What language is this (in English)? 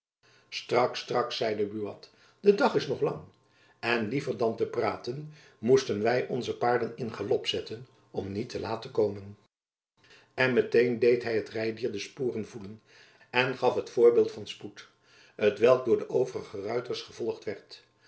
Dutch